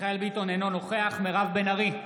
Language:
Hebrew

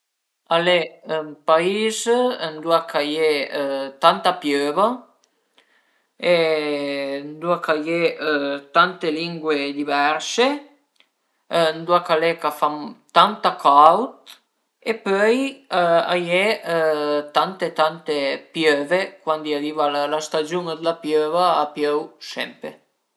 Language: Piedmontese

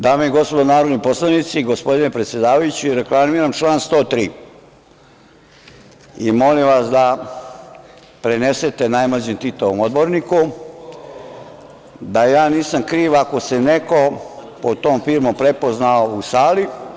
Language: Serbian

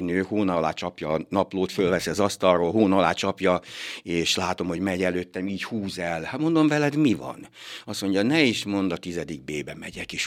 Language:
Hungarian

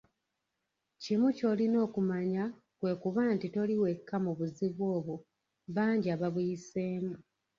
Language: Ganda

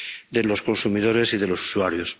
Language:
Spanish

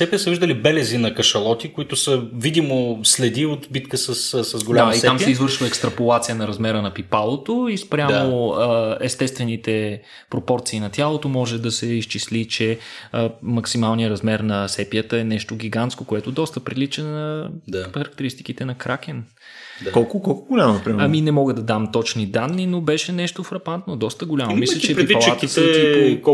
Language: Bulgarian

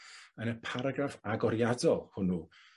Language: Welsh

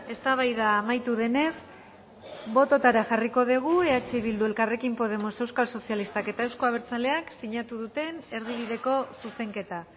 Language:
Basque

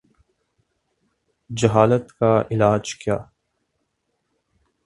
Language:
Urdu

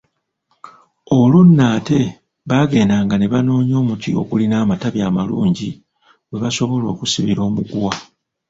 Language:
Ganda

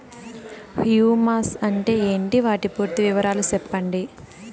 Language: Telugu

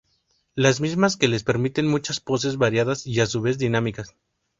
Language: Spanish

